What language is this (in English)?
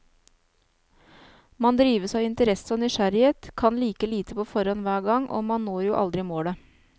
Norwegian